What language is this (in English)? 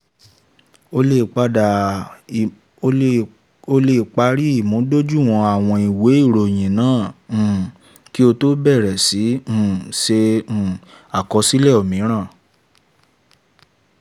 Yoruba